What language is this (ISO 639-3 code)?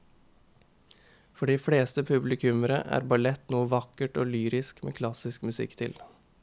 nor